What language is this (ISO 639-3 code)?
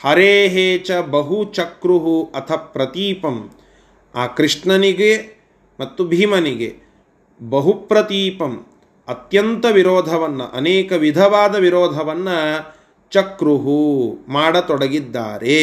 kan